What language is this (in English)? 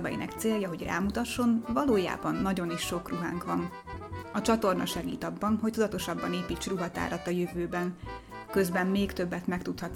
Hungarian